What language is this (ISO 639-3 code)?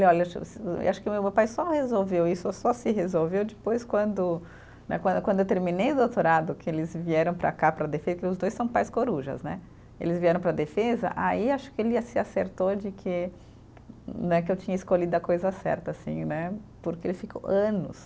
por